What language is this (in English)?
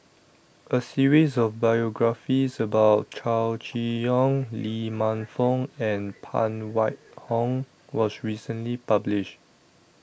English